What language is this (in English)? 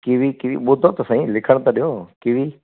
Sindhi